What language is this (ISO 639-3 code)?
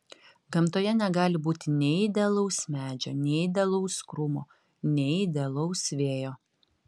lit